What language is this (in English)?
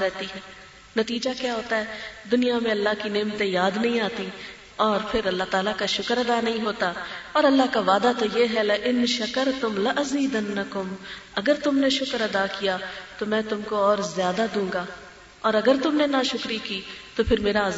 Urdu